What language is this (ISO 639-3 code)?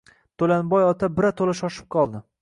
uzb